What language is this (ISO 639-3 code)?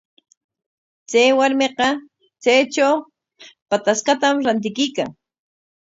qwa